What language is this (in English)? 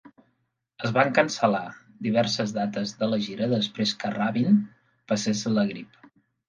Catalan